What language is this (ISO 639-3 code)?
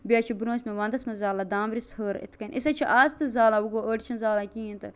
kas